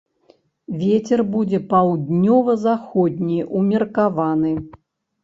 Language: Belarusian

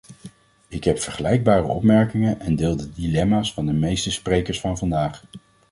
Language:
Dutch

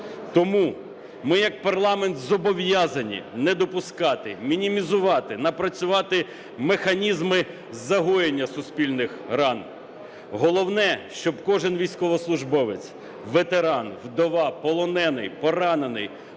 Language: Ukrainian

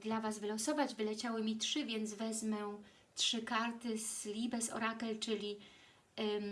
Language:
Polish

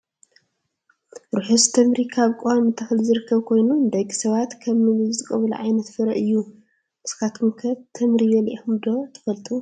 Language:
Tigrinya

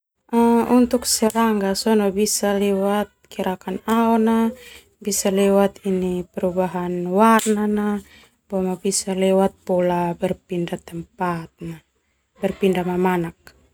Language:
Termanu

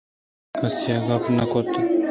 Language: Eastern Balochi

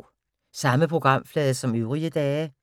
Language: Danish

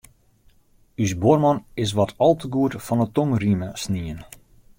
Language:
Western Frisian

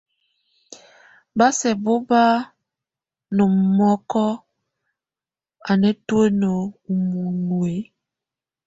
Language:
Tunen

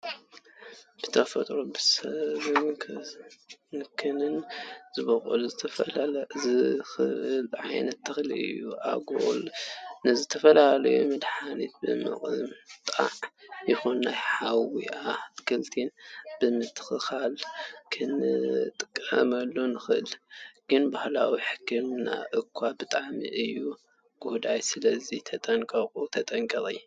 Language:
Tigrinya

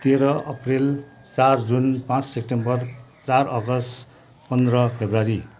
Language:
Nepali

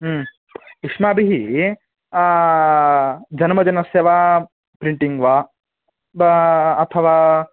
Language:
Sanskrit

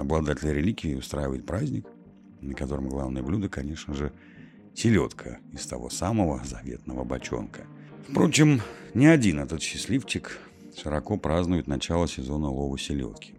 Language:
Russian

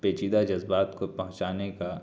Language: Urdu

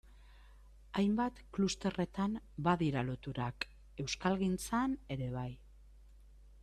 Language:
Basque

